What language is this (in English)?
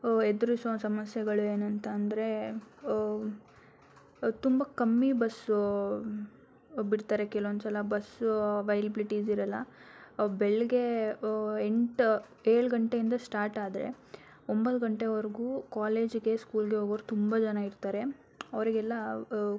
Kannada